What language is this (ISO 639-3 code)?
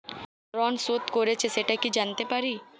ben